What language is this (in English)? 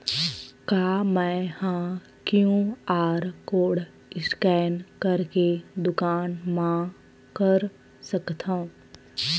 Chhattisgarhi